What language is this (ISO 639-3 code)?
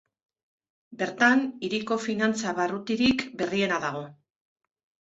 eus